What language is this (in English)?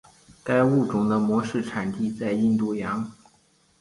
Chinese